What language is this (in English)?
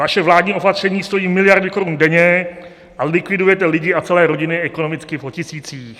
Czech